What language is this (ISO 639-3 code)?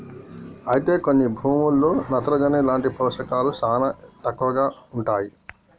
tel